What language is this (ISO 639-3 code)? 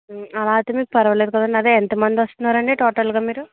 tel